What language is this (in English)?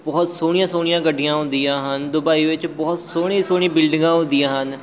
Punjabi